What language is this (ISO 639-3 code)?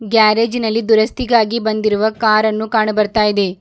kan